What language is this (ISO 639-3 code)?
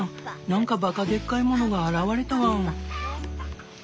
jpn